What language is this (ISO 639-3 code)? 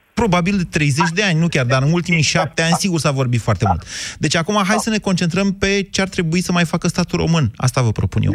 ron